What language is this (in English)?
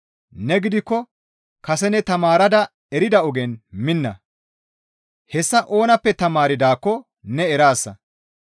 Gamo